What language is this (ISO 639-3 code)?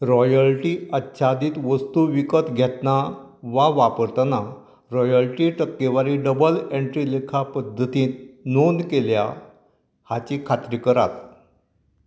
kok